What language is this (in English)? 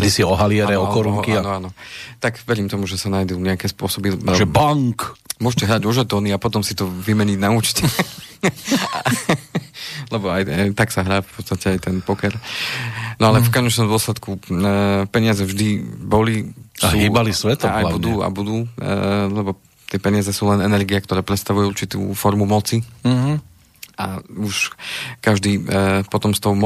Slovak